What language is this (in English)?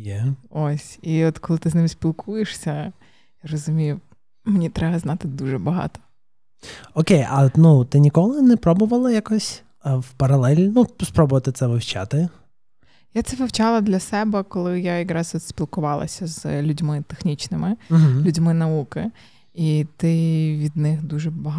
Ukrainian